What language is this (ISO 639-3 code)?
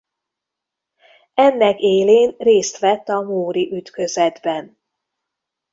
hun